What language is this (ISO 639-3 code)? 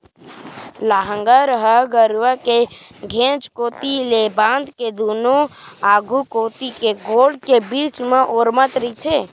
hne